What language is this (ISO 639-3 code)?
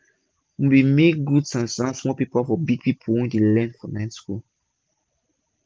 pcm